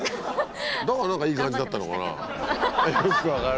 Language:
Japanese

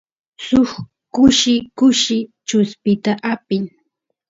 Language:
Santiago del Estero Quichua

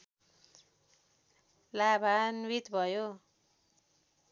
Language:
Nepali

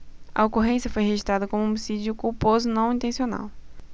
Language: Portuguese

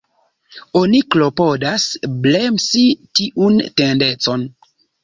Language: Esperanto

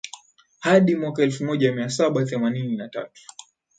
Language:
Swahili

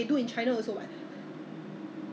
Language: English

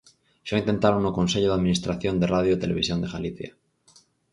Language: Galician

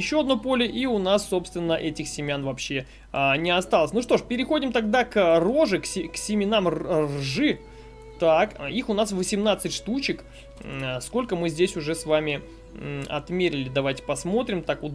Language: Russian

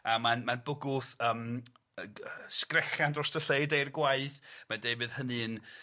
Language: Welsh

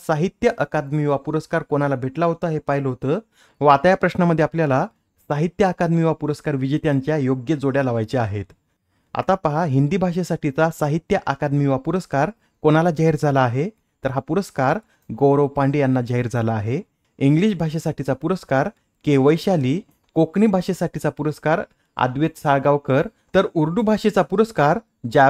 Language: Marathi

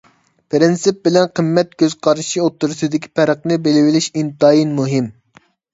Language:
Uyghur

